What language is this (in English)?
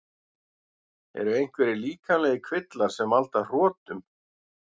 Icelandic